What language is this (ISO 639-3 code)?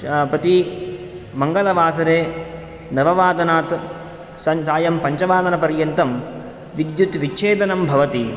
san